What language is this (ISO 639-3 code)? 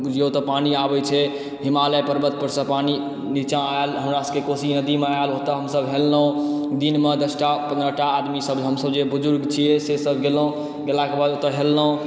mai